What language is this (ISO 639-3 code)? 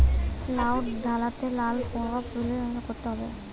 ben